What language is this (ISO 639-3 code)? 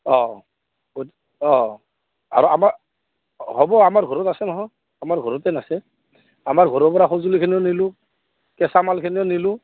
asm